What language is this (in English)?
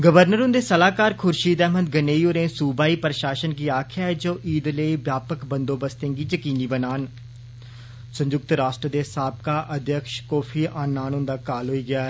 Dogri